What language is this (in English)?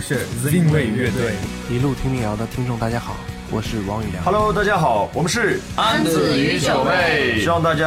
Chinese